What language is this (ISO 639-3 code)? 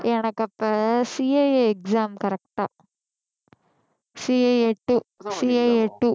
tam